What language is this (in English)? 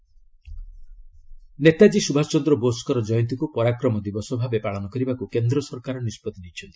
Odia